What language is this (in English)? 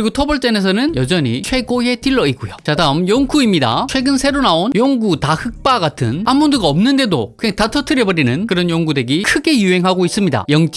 Korean